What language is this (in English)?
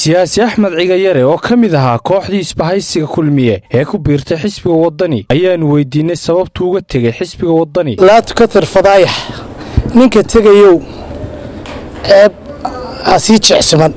Arabic